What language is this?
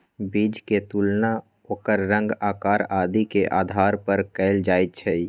Magahi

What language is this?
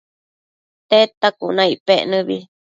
Matsés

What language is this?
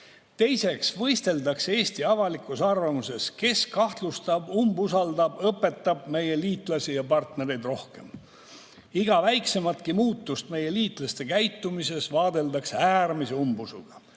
Estonian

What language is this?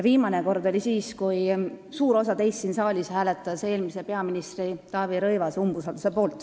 Estonian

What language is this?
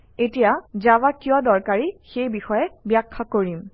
Assamese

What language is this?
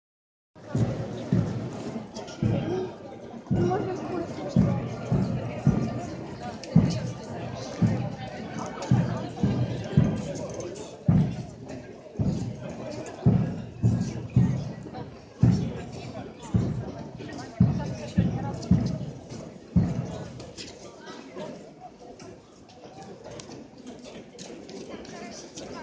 Ukrainian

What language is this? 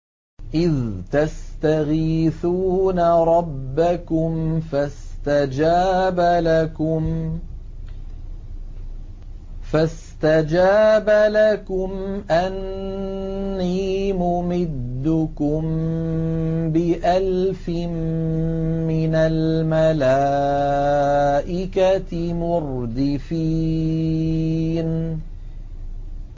Arabic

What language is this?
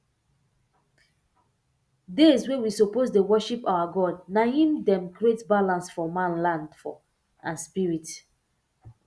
Nigerian Pidgin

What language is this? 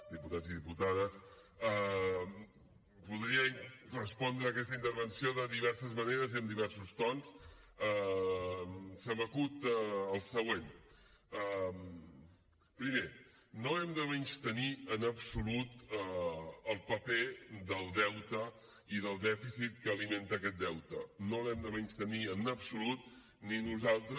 Catalan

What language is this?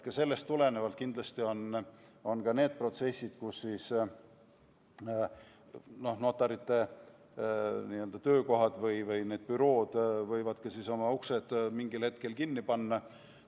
Estonian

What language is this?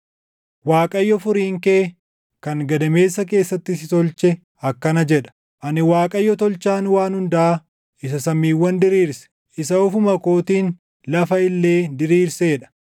Oromo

